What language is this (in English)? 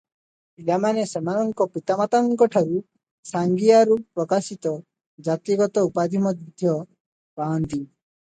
Odia